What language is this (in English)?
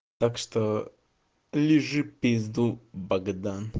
Russian